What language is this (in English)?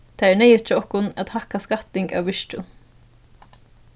Faroese